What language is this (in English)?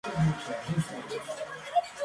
Spanish